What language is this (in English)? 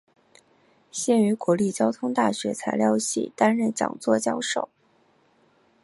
Chinese